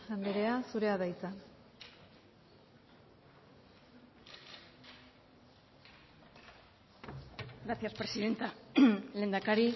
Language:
Basque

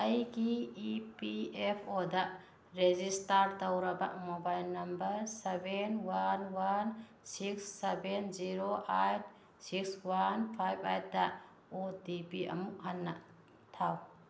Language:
Manipuri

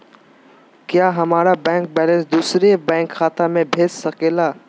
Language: Magahi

